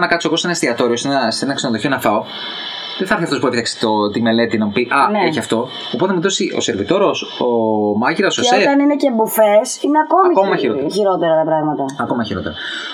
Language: Greek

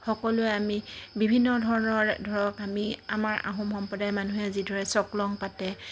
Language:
Assamese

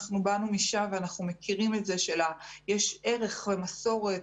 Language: Hebrew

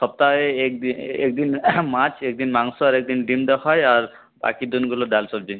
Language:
Bangla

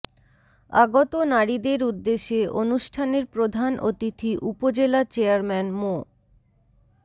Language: Bangla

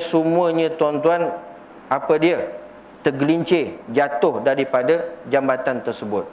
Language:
Malay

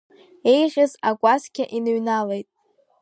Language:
Abkhazian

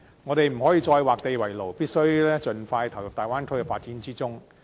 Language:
Cantonese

